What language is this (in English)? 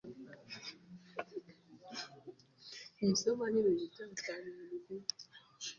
Kinyarwanda